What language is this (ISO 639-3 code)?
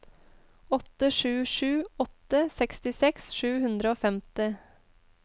nor